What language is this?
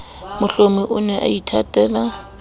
Southern Sotho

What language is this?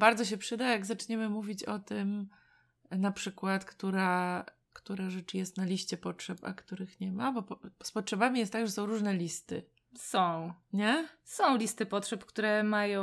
Polish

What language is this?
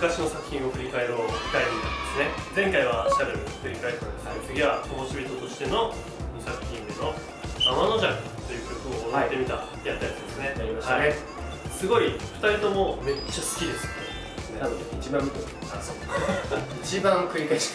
Japanese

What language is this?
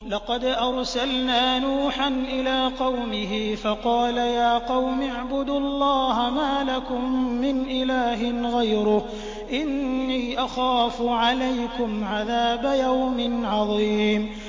Arabic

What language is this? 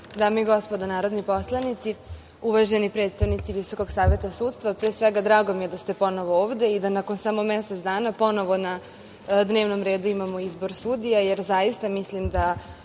Serbian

